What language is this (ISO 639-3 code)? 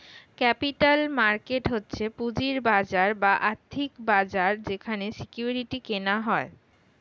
ben